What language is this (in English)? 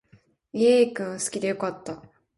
Japanese